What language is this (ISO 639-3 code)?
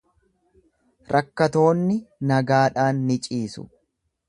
orm